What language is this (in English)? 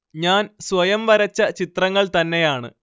Malayalam